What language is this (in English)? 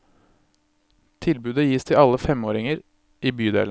Norwegian